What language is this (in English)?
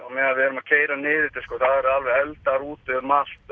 Icelandic